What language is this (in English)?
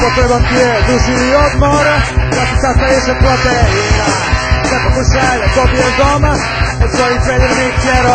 Arabic